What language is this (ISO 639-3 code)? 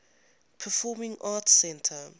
eng